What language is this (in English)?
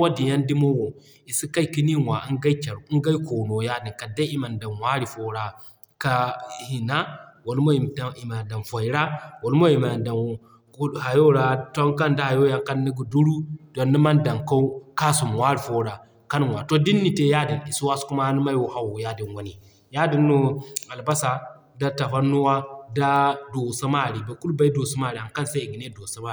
Zarma